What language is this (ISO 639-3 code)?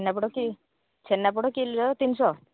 ori